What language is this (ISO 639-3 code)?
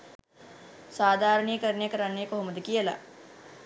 sin